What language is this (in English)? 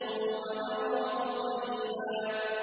Arabic